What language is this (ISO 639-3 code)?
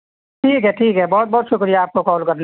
urd